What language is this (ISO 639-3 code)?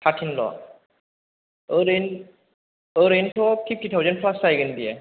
brx